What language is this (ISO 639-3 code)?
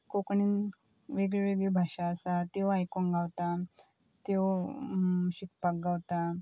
kok